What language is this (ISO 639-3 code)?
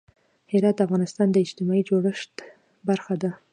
pus